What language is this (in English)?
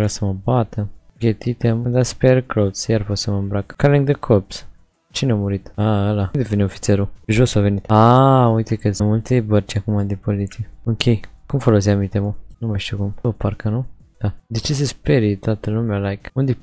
Romanian